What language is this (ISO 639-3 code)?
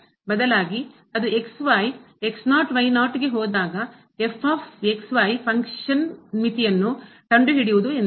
kan